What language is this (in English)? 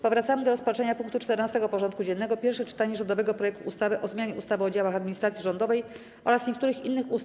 Polish